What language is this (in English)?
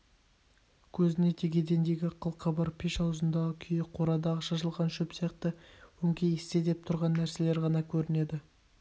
Kazakh